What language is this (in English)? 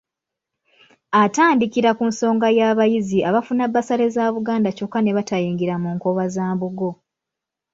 Ganda